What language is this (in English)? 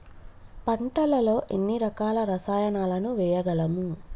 Telugu